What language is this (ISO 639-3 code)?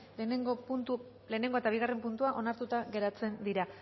eus